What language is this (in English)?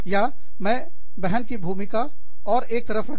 Hindi